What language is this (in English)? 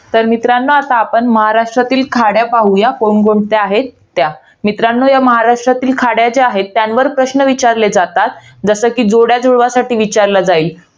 Marathi